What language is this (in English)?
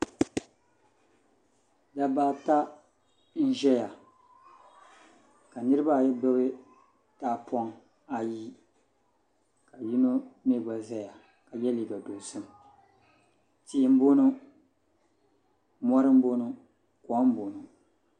Dagbani